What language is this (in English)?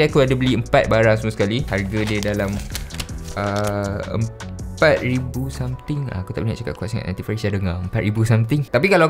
Malay